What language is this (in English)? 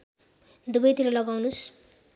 Nepali